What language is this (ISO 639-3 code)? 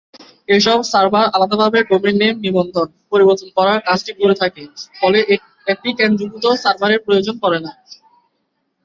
ben